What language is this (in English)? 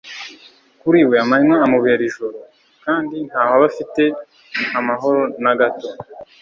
Kinyarwanda